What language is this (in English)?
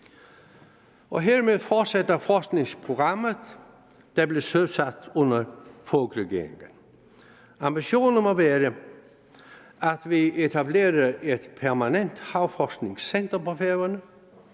Danish